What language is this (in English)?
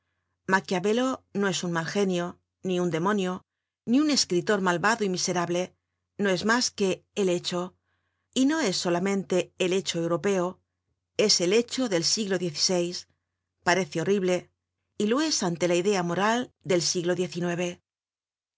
Spanish